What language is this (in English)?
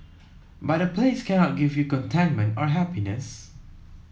English